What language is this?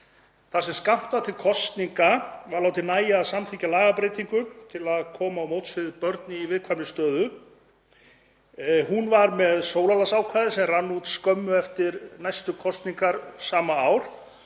Icelandic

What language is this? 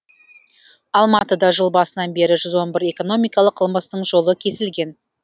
Kazakh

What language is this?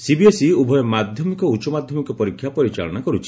Odia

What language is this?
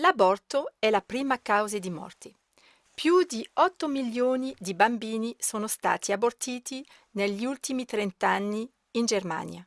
Italian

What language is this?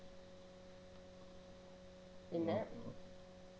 Malayalam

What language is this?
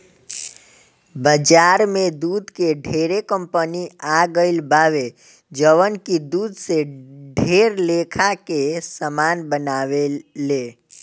Bhojpuri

